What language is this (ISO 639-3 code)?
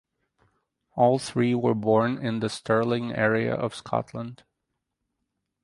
eng